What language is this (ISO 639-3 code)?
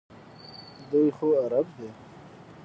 pus